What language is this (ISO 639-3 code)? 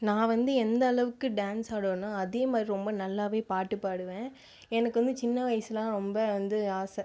tam